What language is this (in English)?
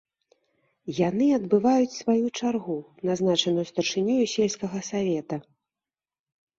Belarusian